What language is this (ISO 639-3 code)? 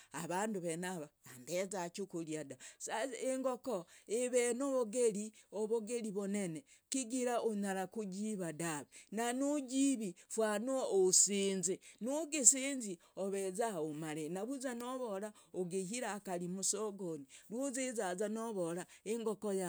rag